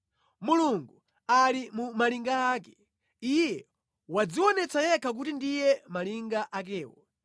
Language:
Nyanja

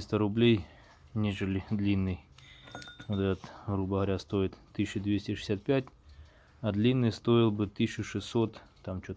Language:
Russian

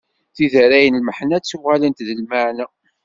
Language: Kabyle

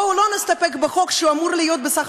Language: Hebrew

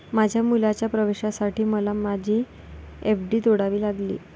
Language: Marathi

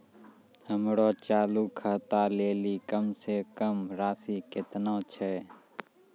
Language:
Maithili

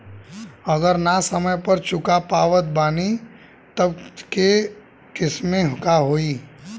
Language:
Bhojpuri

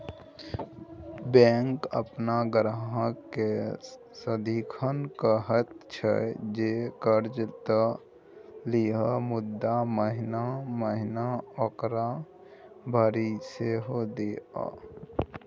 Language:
Maithili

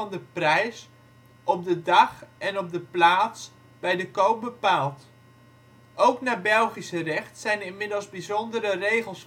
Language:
Dutch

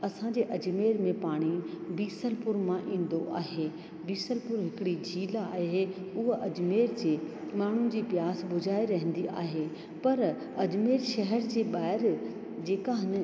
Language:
Sindhi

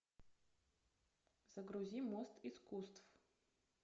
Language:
Russian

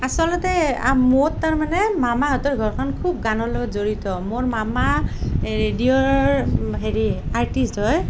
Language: Assamese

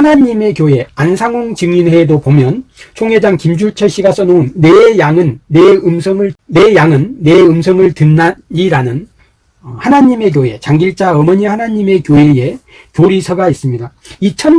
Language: Korean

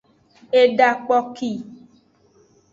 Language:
Aja (Benin)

